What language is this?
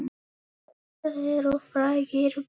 Icelandic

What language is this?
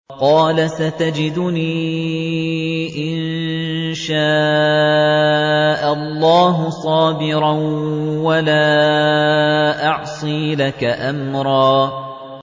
Arabic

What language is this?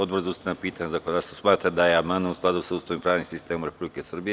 Serbian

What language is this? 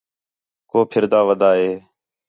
Khetrani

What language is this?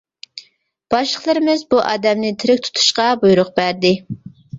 Uyghur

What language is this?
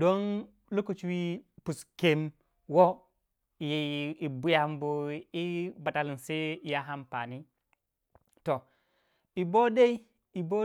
Waja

